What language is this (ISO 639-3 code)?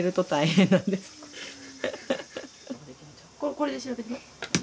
jpn